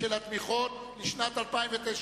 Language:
Hebrew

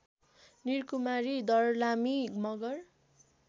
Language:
Nepali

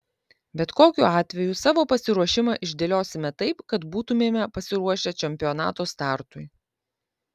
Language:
Lithuanian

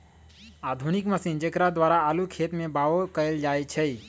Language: Magahi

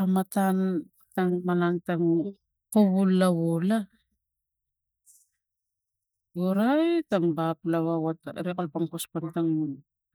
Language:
Tigak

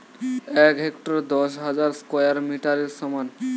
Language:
Bangla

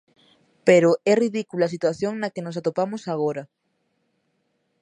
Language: Galician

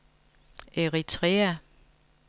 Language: Danish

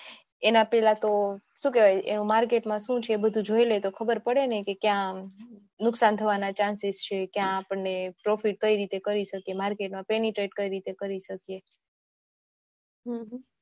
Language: Gujarati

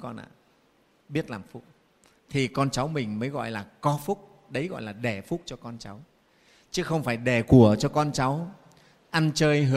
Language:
Vietnamese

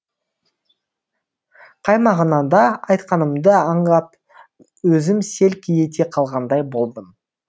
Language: Kazakh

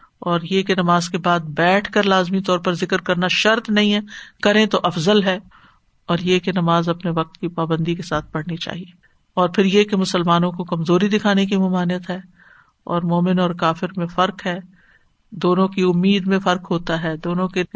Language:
Urdu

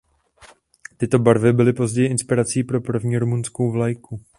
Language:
Czech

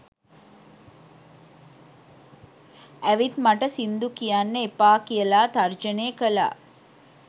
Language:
Sinhala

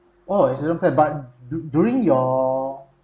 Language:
English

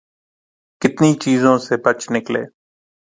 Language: Urdu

